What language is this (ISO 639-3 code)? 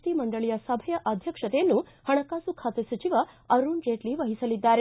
kan